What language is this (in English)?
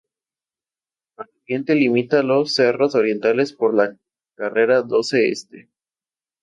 Spanish